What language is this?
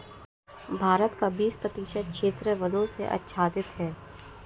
Hindi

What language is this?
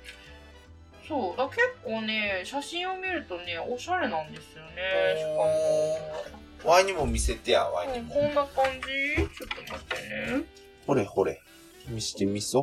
Japanese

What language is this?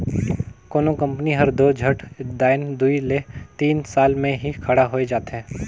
Chhattisgarhi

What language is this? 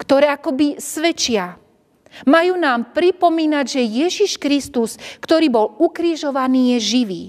Slovak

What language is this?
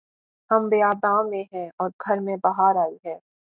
Urdu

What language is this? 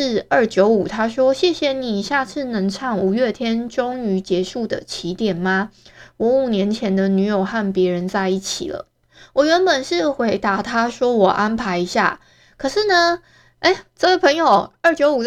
Chinese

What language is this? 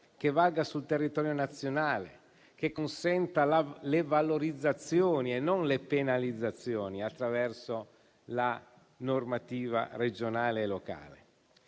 Italian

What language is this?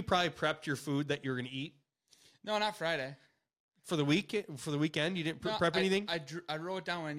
English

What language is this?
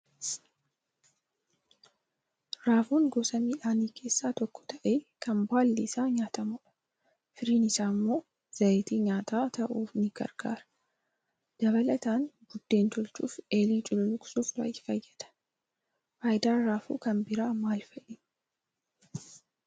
Oromo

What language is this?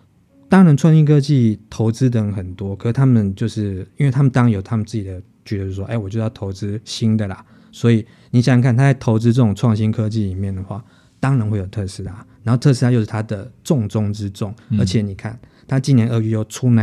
Chinese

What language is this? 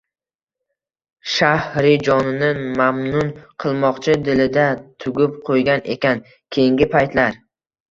Uzbek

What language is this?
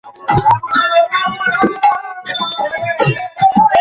Bangla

